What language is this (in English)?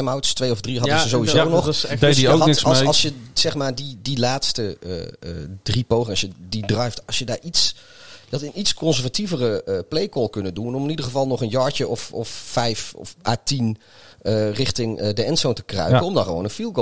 Dutch